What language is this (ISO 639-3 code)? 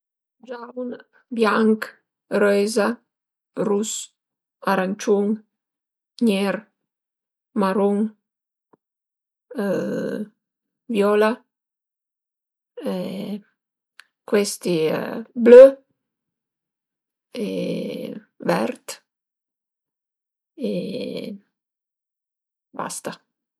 pms